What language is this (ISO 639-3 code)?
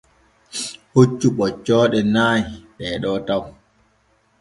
fue